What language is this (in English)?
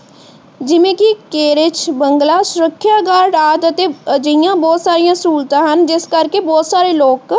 Punjabi